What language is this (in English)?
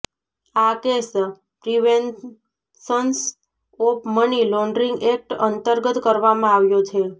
Gujarati